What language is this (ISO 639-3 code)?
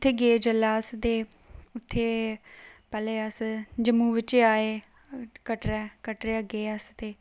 doi